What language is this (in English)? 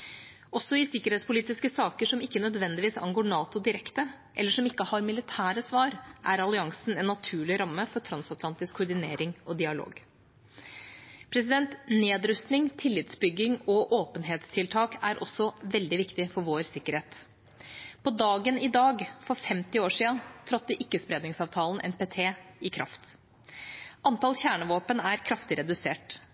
Norwegian Bokmål